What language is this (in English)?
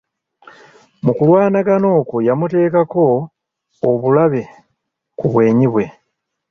Ganda